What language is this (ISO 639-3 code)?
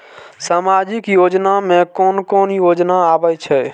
mai